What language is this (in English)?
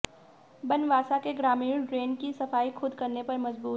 Hindi